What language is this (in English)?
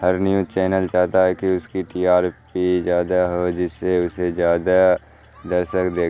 Urdu